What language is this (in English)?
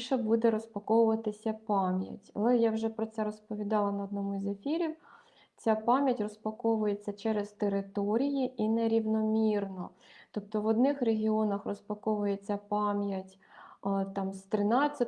Ukrainian